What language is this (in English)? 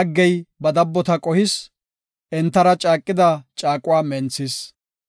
Gofa